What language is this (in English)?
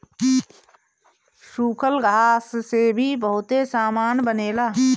Bhojpuri